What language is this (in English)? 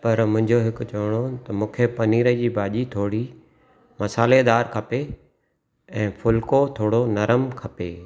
Sindhi